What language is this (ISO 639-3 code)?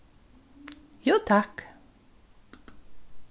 fao